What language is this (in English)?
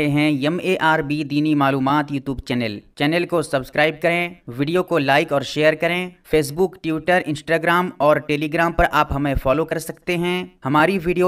Hindi